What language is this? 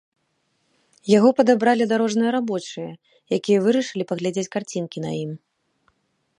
Belarusian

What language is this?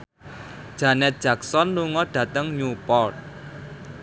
Javanese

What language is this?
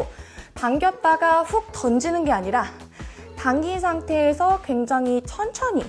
Korean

